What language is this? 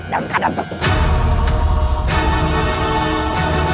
Indonesian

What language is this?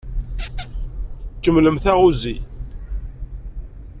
Kabyle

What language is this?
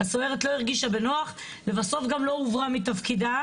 Hebrew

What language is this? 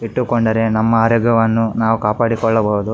Kannada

